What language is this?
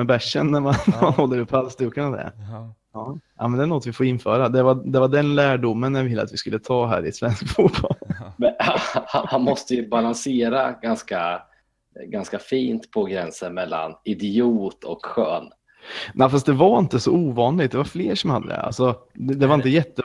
Swedish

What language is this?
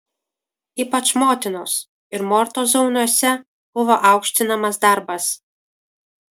Lithuanian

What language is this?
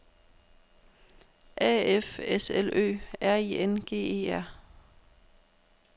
Danish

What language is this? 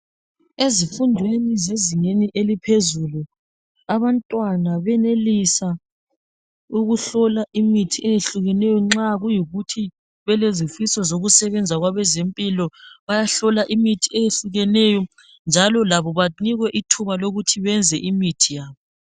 North Ndebele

